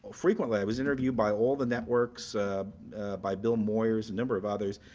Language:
English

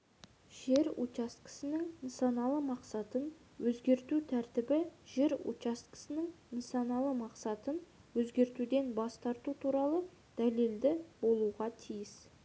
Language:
Kazakh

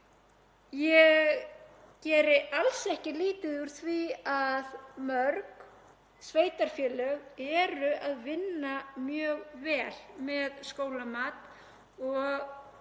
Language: Icelandic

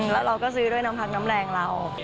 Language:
Thai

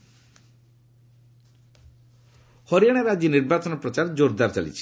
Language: Odia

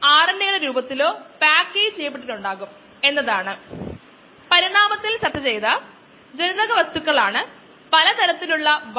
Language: Malayalam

